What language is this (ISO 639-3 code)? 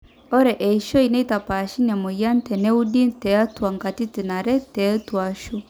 mas